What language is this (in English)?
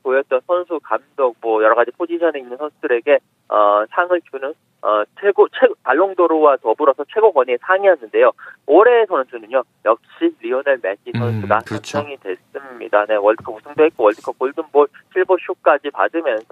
Korean